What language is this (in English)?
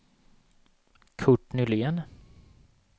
Swedish